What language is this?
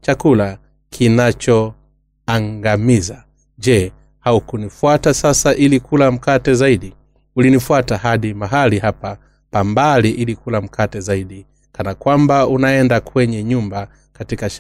Swahili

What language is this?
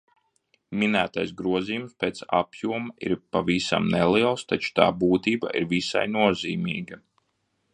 Latvian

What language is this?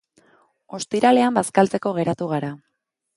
Basque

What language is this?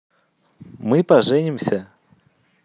Russian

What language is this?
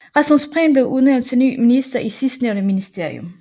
Danish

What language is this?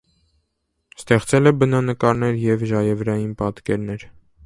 Armenian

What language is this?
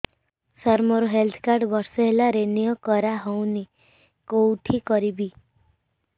Odia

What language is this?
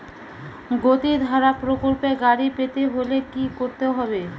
Bangla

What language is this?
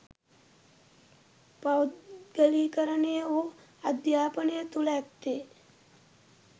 Sinhala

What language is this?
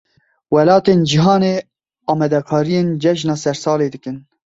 Kurdish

